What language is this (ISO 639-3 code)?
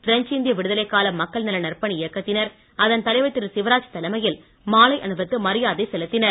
tam